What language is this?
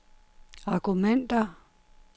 Danish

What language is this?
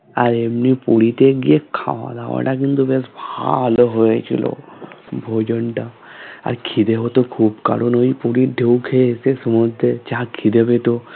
Bangla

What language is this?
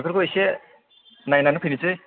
Bodo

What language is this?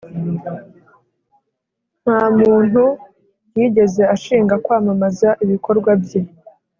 Kinyarwanda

